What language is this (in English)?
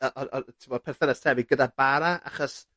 Welsh